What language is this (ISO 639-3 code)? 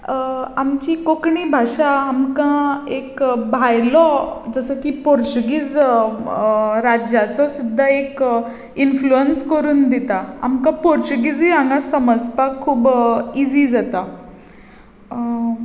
kok